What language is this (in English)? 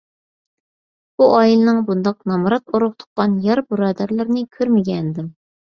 Uyghur